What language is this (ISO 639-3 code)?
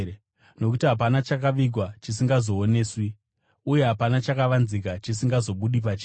sna